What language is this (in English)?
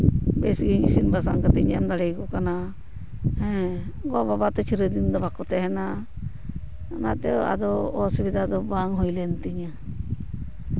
Santali